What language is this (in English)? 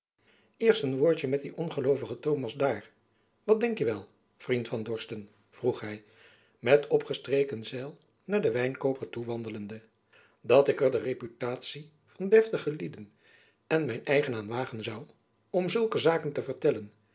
Dutch